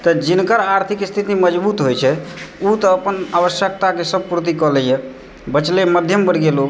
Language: Maithili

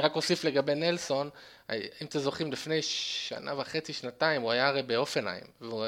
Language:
Hebrew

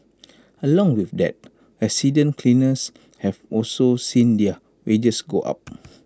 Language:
English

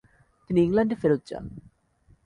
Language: Bangla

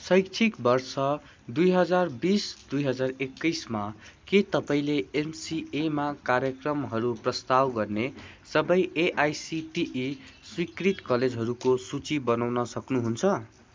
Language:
Nepali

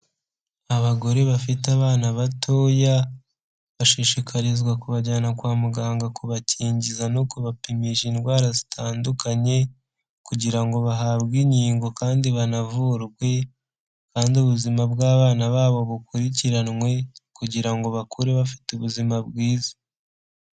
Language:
Kinyarwanda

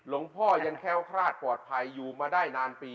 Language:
Thai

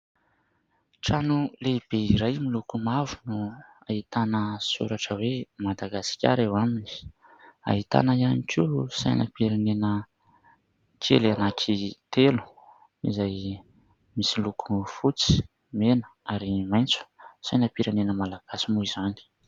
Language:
Malagasy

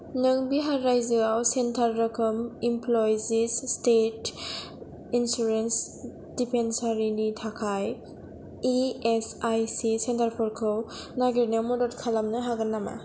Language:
Bodo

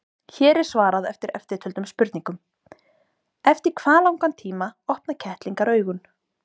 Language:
Icelandic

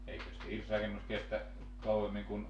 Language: Finnish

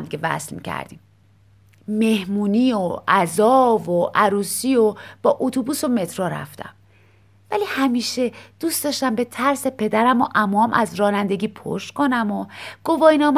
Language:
Persian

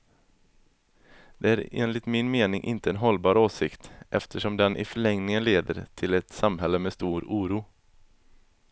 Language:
Swedish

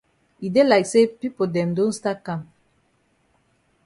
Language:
Cameroon Pidgin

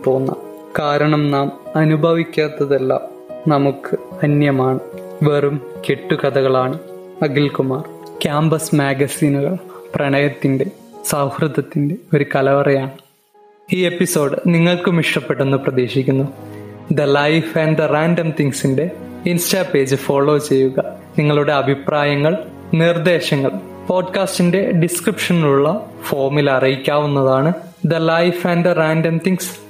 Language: Malayalam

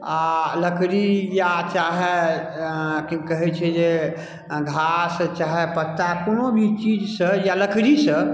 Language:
Maithili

